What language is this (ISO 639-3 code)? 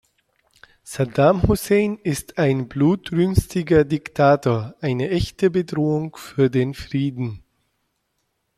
deu